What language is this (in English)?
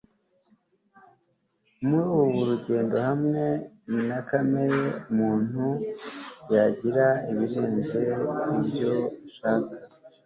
Kinyarwanda